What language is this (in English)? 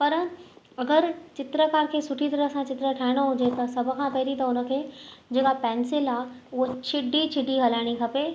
Sindhi